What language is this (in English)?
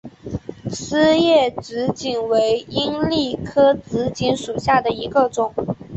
Chinese